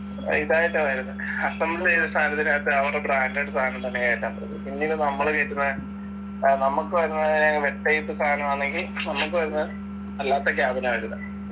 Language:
Malayalam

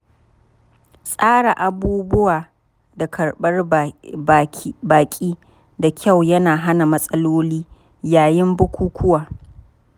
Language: Hausa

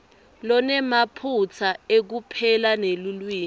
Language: Swati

